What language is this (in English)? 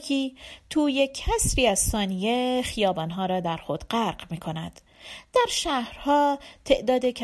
Persian